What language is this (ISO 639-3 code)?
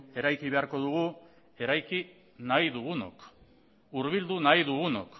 eus